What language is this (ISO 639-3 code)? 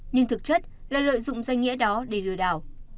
vie